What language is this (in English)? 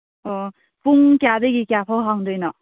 Manipuri